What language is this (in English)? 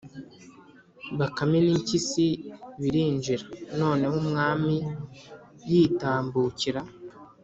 Kinyarwanda